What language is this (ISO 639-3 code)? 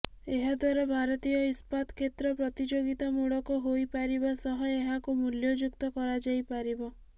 ori